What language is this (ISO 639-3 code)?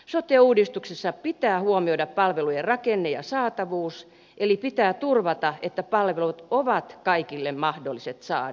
fin